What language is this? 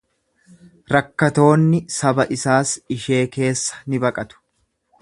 Oromo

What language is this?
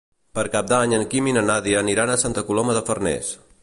Catalan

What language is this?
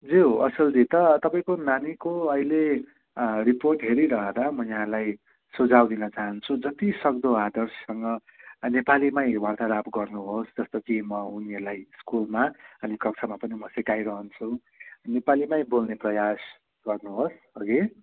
Nepali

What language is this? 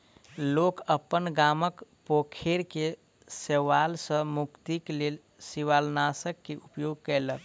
Maithili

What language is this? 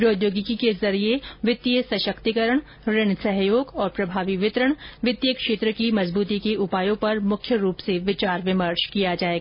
Hindi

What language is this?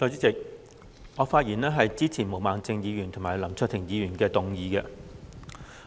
Cantonese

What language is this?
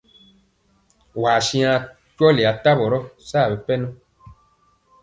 Mpiemo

